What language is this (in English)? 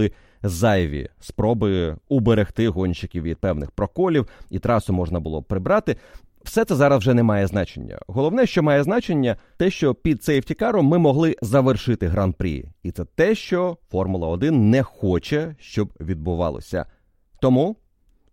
Ukrainian